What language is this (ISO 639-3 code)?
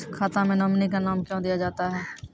mai